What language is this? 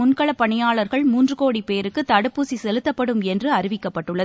Tamil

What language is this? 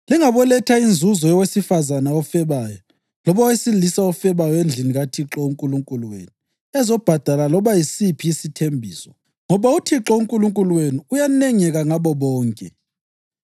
North Ndebele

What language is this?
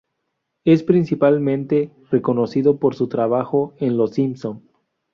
Spanish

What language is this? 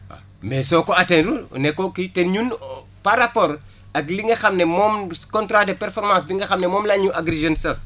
Wolof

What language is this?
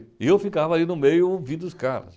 Portuguese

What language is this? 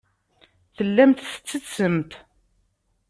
Kabyle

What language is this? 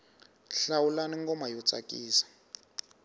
Tsonga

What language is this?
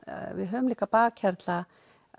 Icelandic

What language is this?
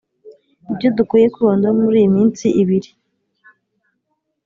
Kinyarwanda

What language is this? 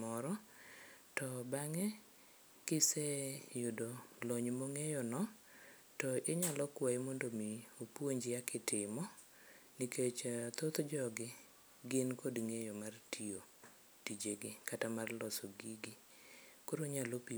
Luo (Kenya and Tanzania)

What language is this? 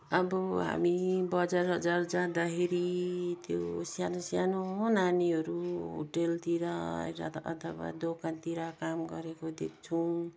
Nepali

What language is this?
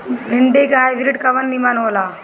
Bhojpuri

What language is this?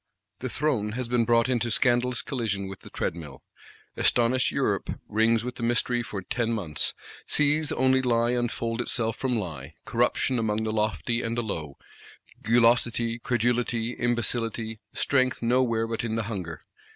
English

